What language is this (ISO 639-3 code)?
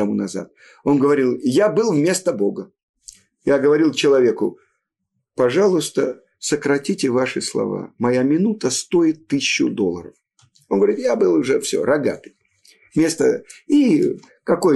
rus